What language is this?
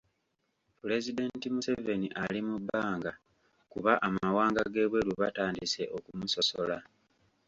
Ganda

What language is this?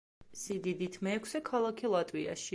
Georgian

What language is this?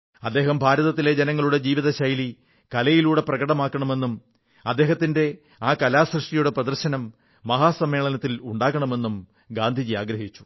Malayalam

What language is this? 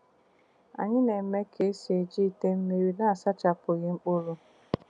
Igbo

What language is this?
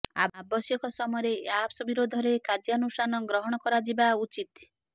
Odia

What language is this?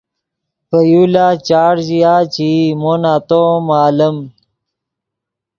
Yidgha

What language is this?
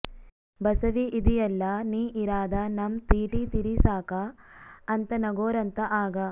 Kannada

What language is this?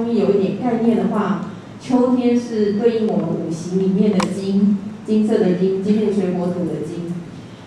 Chinese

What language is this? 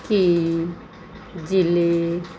Punjabi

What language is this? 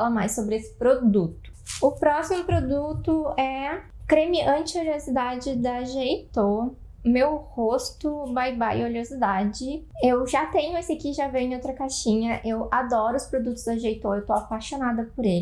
Portuguese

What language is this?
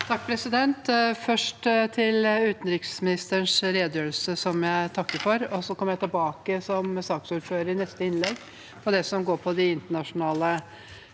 Norwegian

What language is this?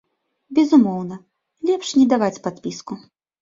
Belarusian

